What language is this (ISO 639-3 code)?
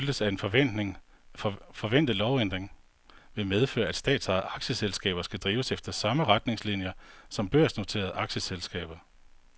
dan